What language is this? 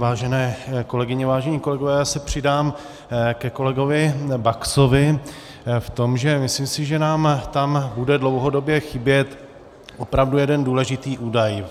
Czech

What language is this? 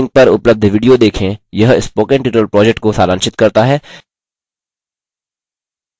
Hindi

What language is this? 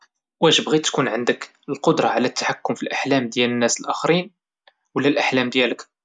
Moroccan Arabic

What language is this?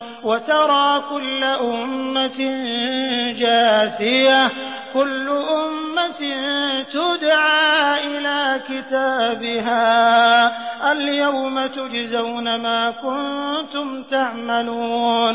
Arabic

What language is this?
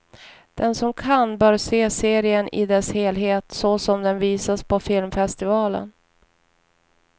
Swedish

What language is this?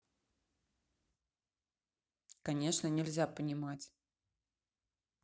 Russian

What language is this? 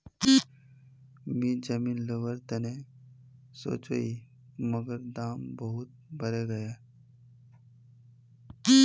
Magahi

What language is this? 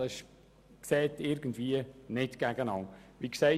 Swiss German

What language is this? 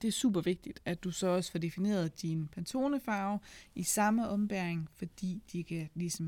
Danish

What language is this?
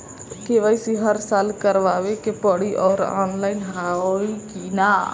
Bhojpuri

